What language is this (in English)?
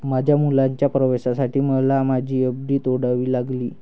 Marathi